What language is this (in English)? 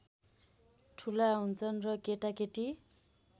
Nepali